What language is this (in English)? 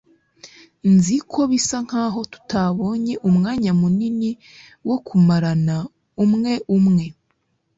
Kinyarwanda